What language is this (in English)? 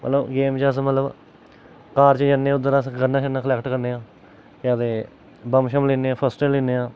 Dogri